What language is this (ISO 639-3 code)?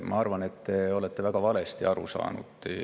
est